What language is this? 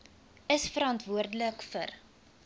Afrikaans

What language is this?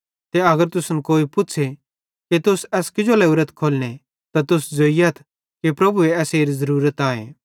Bhadrawahi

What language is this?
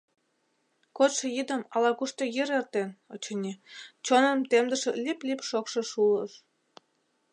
Mari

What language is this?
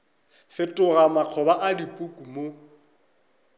Northern Sotho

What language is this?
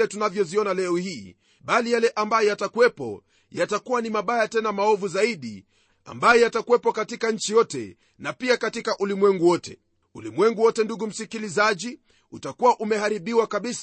Swahili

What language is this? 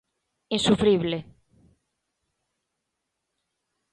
Galician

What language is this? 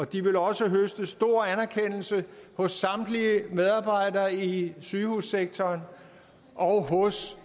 Danish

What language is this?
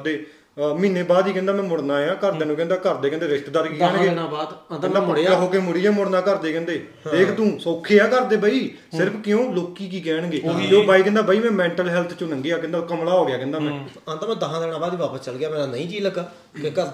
Punjabi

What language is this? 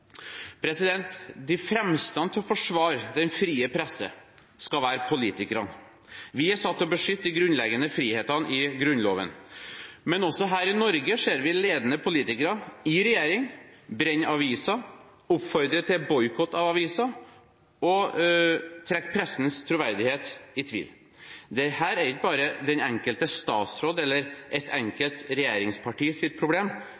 Norwegian Bokmål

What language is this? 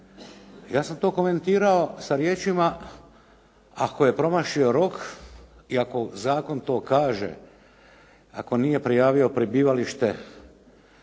Croatian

